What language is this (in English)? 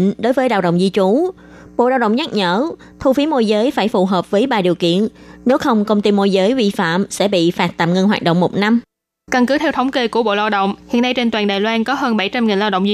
Vietnamese